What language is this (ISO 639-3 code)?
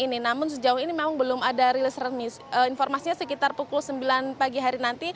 ind